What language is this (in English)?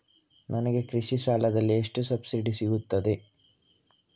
Kannada